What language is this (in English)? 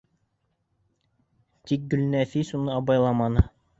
Bashkir